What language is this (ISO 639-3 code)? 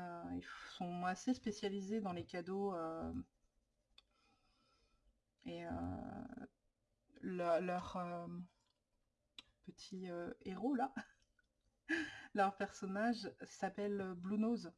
fra